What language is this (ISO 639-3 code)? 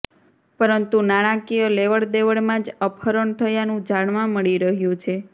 guj